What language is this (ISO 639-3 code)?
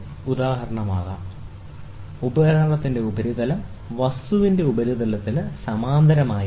mal